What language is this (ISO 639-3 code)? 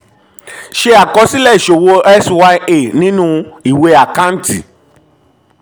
yor